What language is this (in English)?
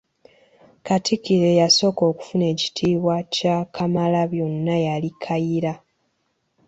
Ganda